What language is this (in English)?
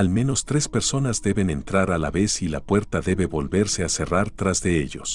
Spanish